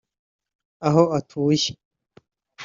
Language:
Kinyarwanda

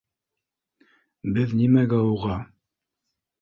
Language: Bashkir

